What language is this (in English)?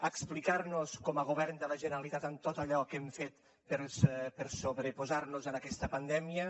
Catalan